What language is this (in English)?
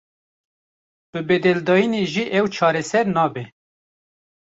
Kurdish